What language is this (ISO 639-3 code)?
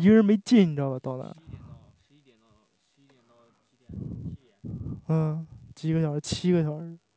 zho